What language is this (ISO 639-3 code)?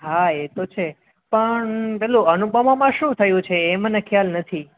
guj